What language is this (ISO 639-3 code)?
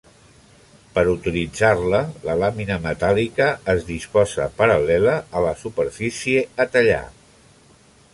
cat